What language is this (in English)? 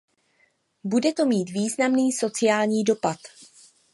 Czech